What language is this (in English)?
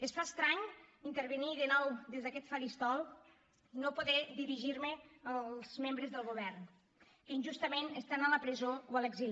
Catalan